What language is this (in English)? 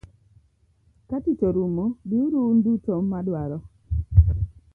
Luo (Kenya and Tanzania)